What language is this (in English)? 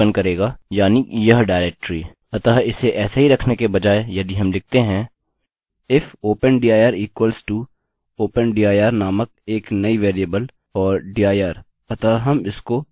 Hindi